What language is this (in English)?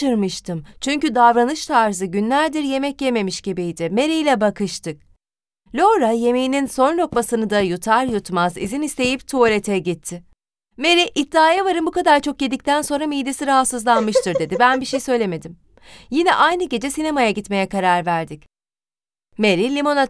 Turkish